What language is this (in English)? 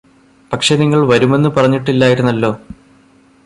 Malayalam